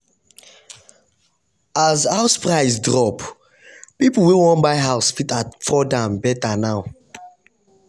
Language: Nigerian Pidgin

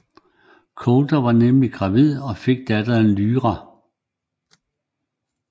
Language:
Danish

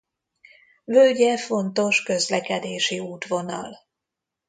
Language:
Hungarian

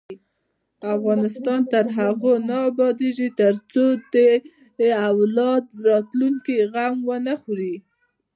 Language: Pashto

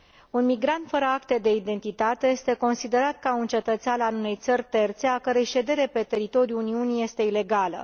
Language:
Romanian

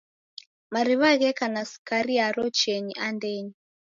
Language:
Taita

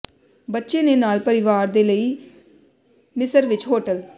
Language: Punjabi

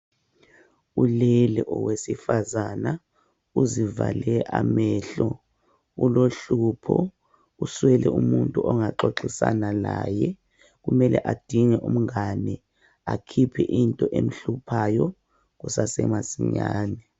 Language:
North Ndebele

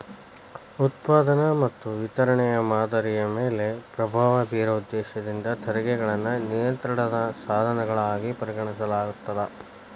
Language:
Kannada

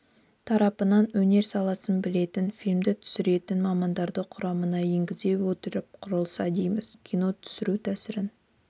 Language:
Kazakh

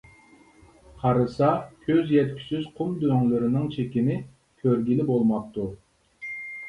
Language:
Uyghur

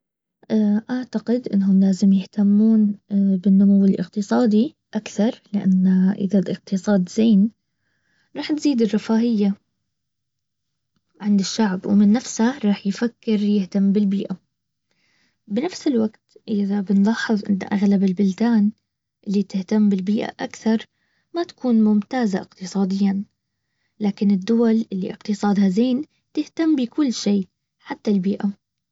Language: Baharna Arabic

